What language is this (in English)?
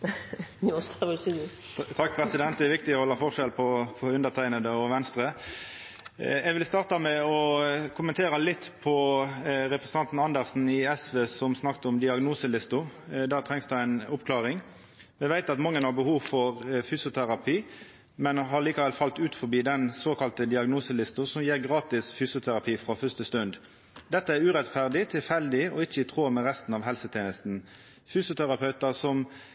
Norwegian